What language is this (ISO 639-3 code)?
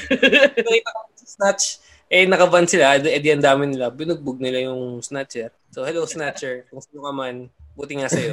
fil